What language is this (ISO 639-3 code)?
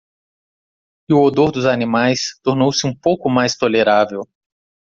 por